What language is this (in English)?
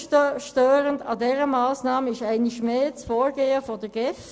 Swiss German